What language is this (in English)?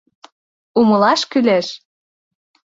Mari